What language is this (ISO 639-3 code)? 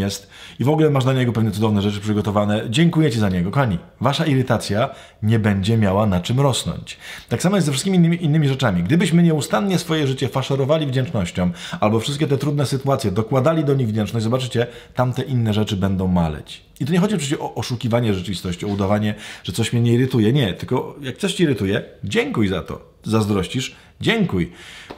pol